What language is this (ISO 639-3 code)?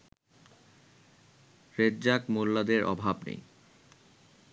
ben